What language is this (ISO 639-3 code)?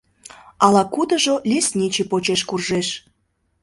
chm